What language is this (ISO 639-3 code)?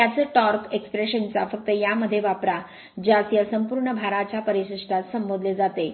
mar